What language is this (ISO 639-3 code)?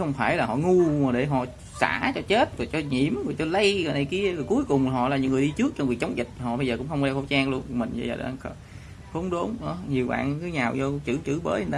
vie